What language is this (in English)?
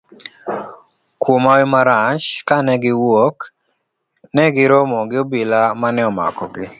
Luo (Kenya and Tanzania)